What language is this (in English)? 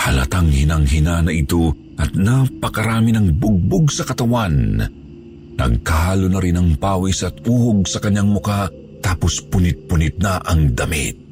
Filipino